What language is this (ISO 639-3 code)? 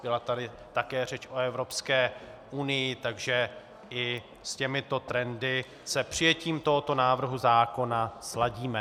ces